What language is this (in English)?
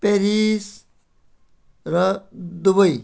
Nepali